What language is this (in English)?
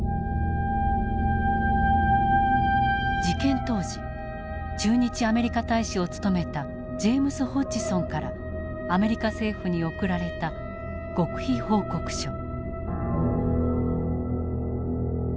Japanese